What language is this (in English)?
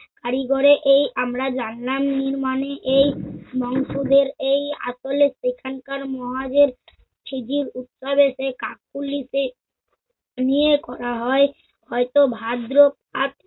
Bangla